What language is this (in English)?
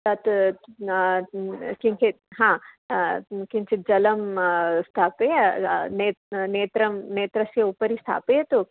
Sanskrit